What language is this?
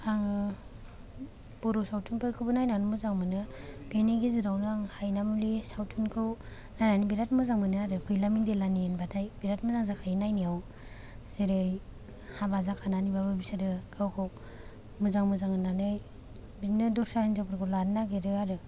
Bodo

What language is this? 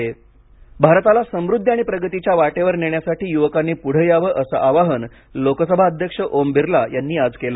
Marathi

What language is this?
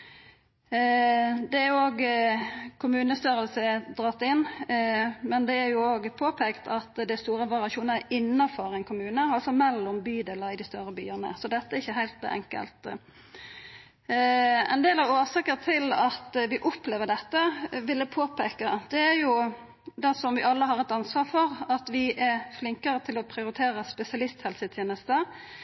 Norwegian Nynorsk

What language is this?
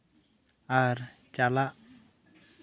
Santali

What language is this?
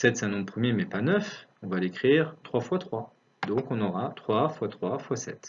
French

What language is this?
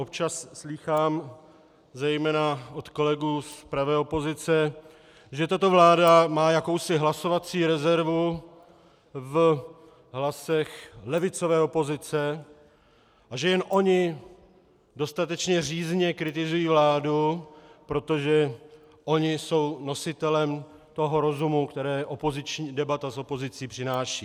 Czech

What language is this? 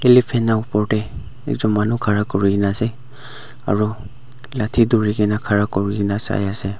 Naga Pidgin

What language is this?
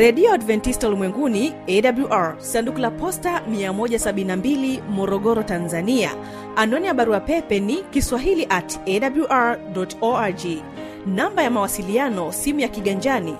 Swahili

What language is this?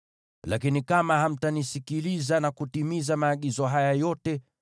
Swahili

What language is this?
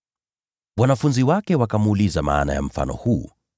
Swahili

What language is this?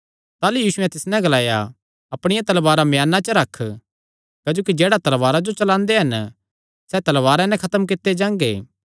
Kangri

